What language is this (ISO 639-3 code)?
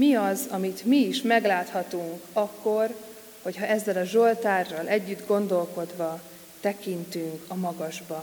hun